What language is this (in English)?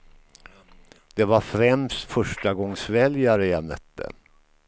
Swedish